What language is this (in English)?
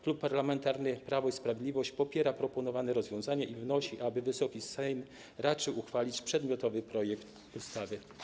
Polish